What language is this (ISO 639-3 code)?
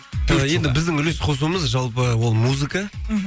kaz